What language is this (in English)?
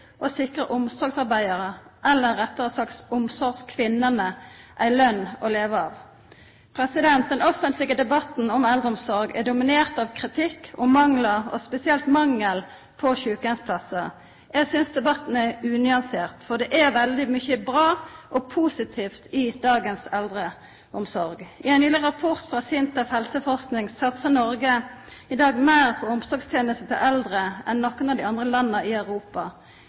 Norwegian Nynorsk